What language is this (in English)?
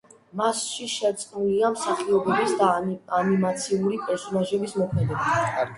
Georgian